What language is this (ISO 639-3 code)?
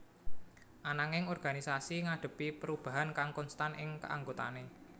jav